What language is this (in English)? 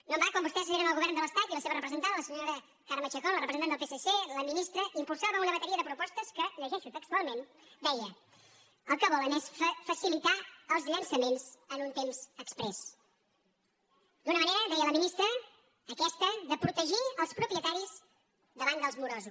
Catalan